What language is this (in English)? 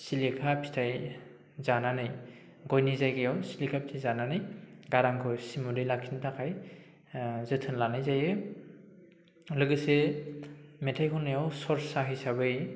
Bodo